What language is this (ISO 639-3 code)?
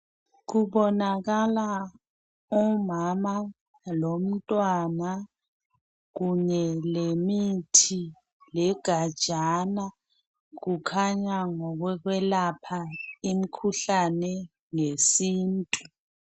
nde